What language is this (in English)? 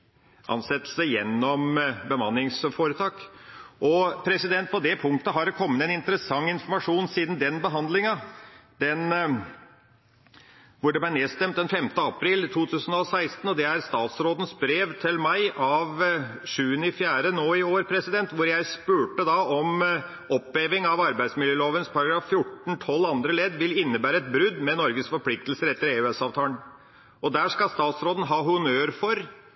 Norwegian Bokmål